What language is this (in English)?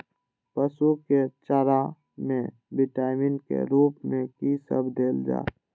Maithili